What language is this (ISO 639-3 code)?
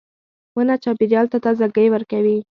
pus